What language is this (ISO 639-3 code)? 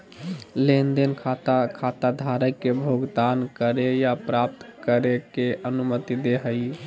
mag